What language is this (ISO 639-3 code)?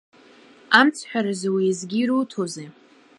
abk